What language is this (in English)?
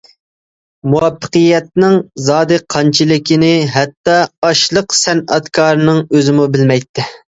Uyghur